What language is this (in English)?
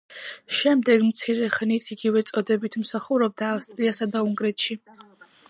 Georgian